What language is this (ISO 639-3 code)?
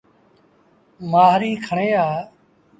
sbn